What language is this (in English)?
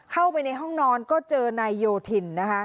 Thai